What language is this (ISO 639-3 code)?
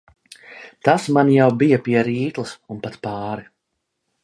lav